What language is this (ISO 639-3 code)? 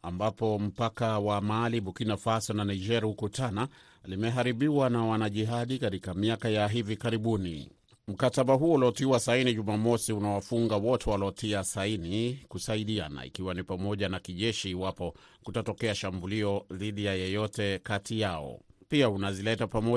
swa